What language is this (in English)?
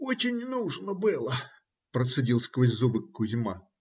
Russian